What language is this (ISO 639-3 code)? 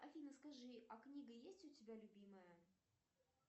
rus